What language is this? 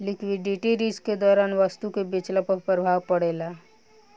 Bhojpuri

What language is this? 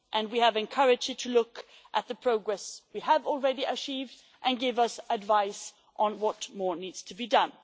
English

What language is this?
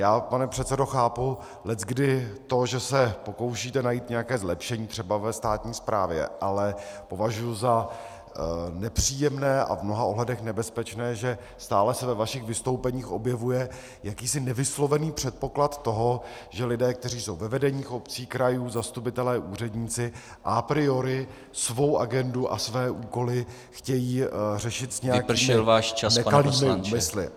Czech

